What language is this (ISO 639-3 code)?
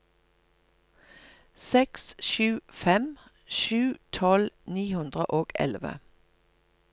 nor